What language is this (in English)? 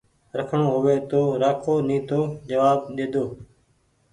Goaria